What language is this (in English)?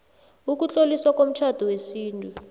South Ndebele